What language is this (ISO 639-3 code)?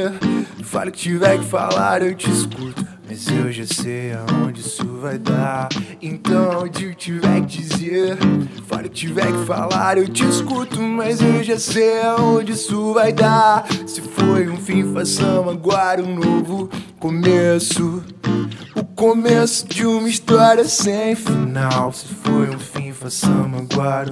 eng